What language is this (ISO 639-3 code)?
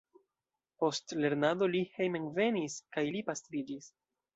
epo